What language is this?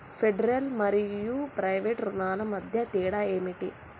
Telugu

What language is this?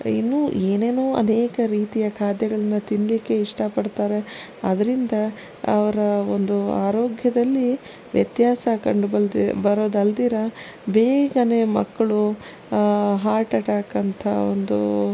Kannada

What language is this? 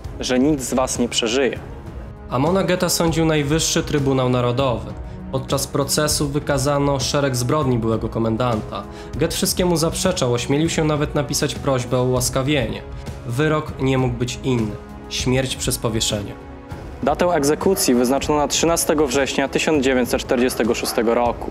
Polish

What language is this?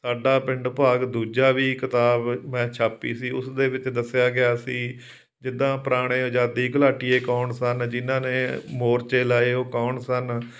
Punjabi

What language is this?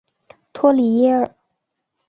Chinese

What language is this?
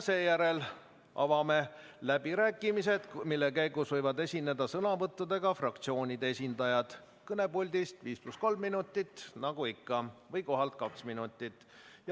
Estonian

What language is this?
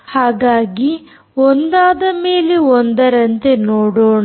Kannada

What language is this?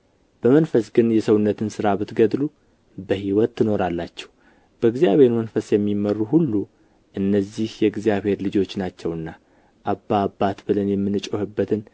Amharic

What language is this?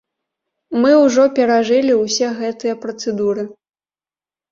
Belarusian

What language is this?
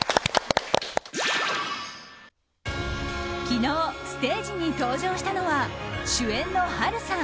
Japanese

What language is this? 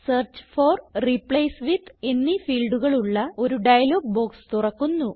Malayalam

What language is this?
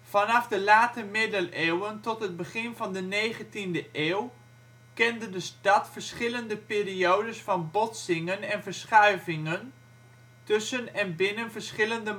Dutch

